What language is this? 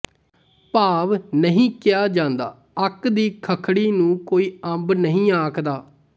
Punjabi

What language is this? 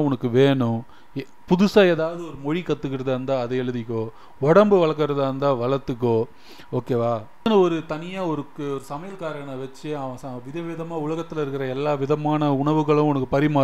Tamil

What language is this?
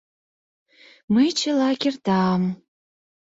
Mari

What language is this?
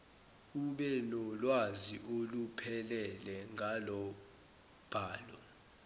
Zulu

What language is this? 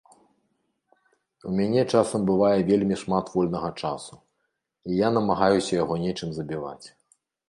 Belarusian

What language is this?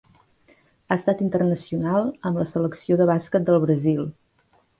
Catalan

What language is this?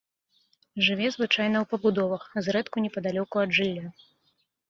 Belarusian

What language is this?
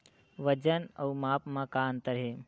Chhattisgarhi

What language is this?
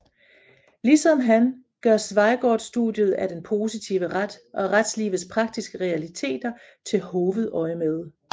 Danish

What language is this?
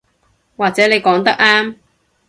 Cantonese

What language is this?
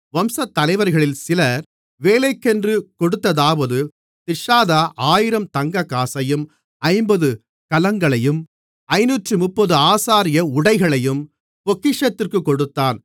Tamil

